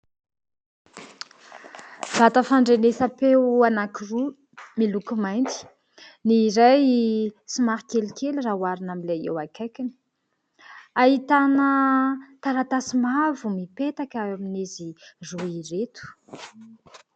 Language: Malagasy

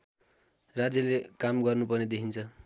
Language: Nepali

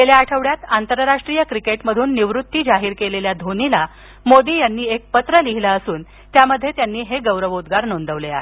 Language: Marathi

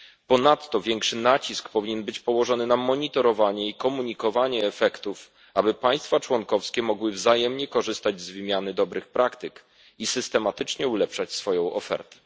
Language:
Polish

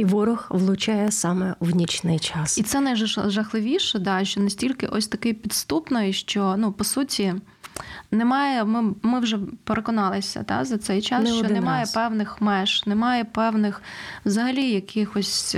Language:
Ukrainian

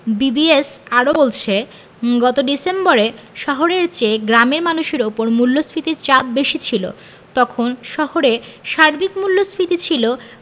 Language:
Bangla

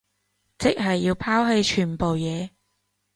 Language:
Cantonese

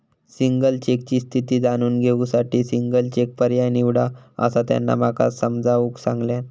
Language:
Marathi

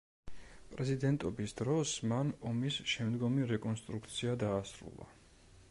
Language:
Georgian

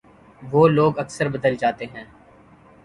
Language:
Urdu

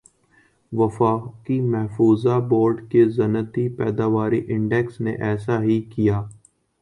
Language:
Urdu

